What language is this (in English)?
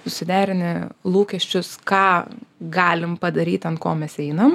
Lithuanian